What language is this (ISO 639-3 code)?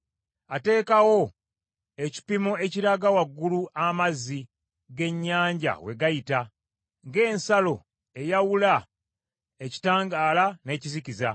lug